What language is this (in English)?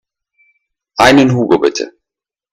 German